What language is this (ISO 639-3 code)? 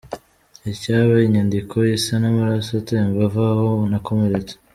kin